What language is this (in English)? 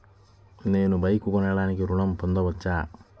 Telugu